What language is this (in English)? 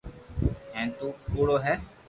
Loarki